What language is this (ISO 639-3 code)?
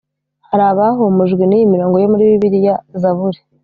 kin